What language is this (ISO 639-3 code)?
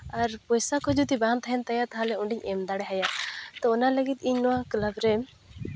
sat